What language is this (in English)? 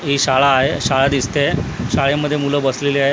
Marathi